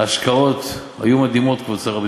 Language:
Hebrew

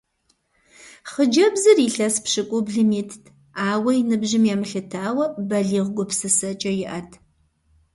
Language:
Kabardian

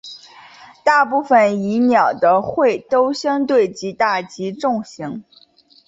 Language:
Chinese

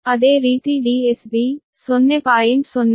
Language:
Kannada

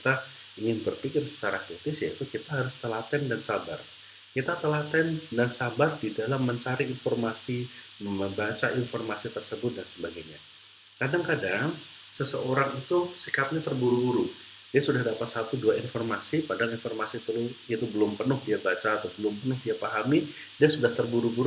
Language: Indonesian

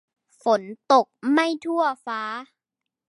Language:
Thai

